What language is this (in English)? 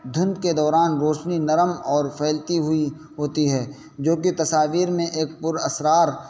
Urdu